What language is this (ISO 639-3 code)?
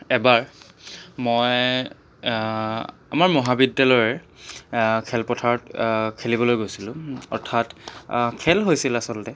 asm